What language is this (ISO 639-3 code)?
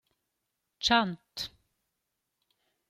roh